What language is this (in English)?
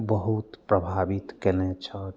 Maithili